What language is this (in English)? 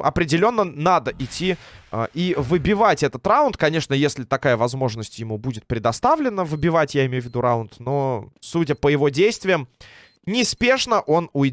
Russian